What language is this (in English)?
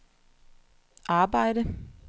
Danish